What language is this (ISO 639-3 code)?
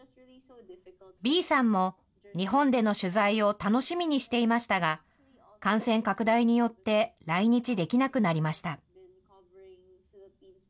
jpn